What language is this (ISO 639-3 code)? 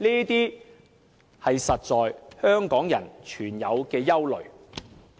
yue